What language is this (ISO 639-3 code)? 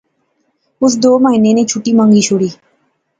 phr